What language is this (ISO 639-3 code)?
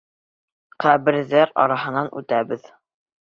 bak